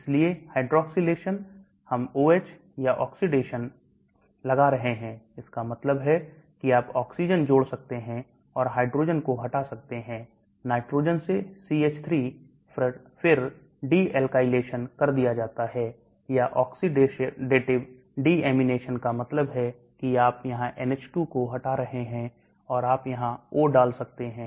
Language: Hindi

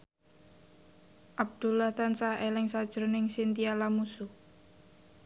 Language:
Javanese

